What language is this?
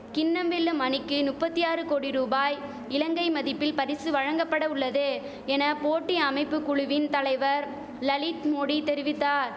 Tamil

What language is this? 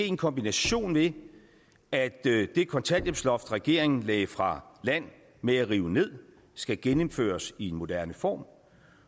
Danish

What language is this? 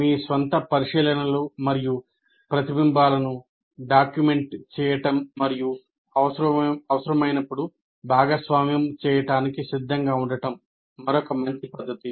Telugu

